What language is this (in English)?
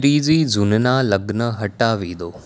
Gujarati